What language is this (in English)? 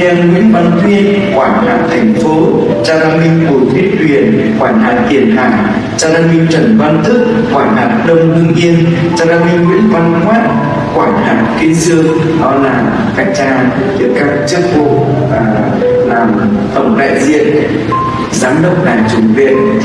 Vietnamese